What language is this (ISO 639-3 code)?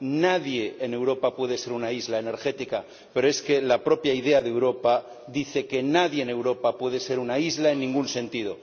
spa